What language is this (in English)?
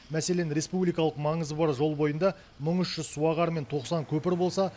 Kazakh